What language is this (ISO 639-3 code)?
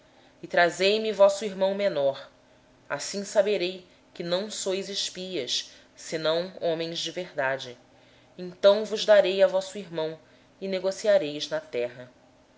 por